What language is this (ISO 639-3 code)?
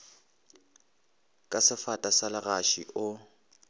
nso